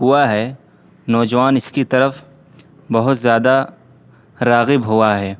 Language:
Urdu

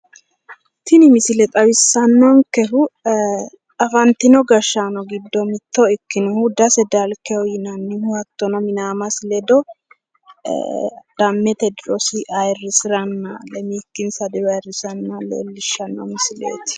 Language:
Sidamo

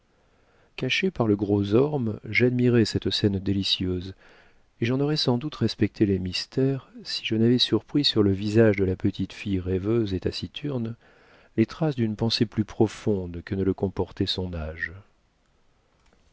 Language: French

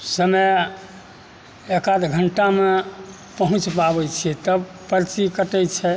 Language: Maithili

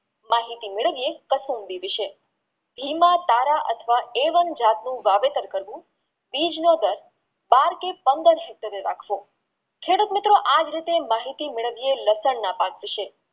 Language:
Gujarati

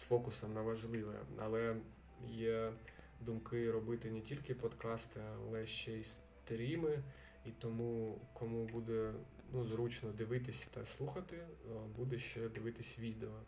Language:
Ukrainian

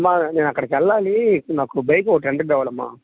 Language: Telugu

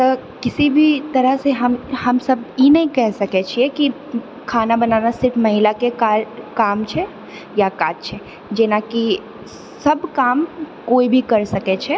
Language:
Maithili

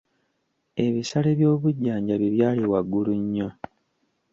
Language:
Ganda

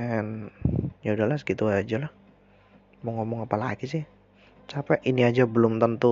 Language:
Indonesian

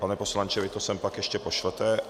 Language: Czech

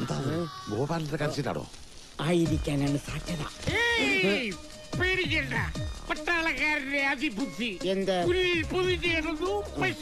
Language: Hindi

